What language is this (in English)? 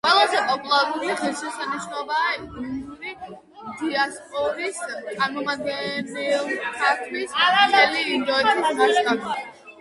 Georgian